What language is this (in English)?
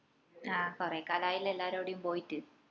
Malayalam